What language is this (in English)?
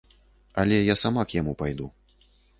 Belarusian